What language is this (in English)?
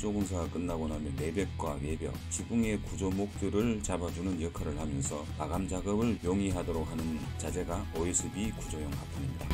Korean